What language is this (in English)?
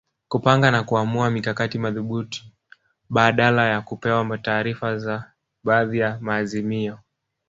Swahili